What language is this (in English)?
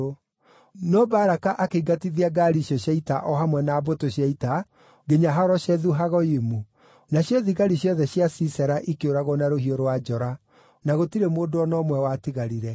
Kikuyu